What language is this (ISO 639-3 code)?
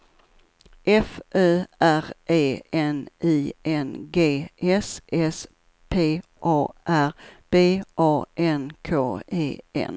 swe